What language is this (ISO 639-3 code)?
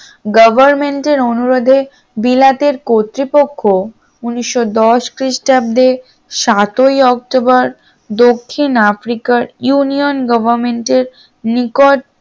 ben